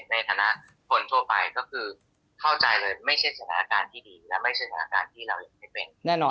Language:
Thai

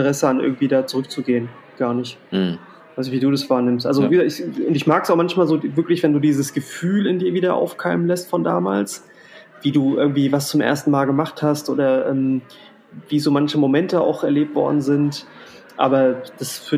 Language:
German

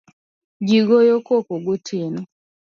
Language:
Luo (Kenya and Tanzania)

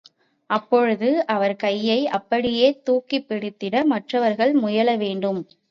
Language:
Tamil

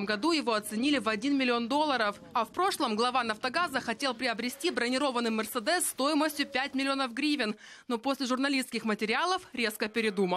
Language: Russian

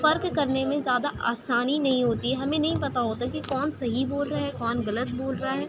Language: Urdu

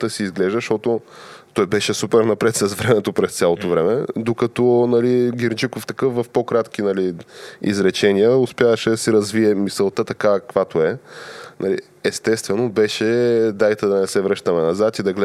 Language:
Bulgarian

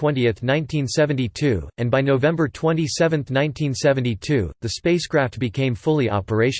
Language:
English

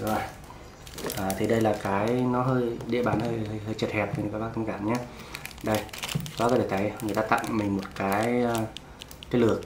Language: Vietnamese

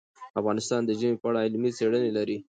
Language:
Pashto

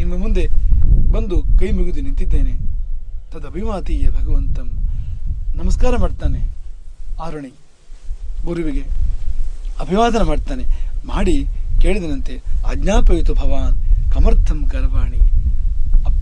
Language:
Kannada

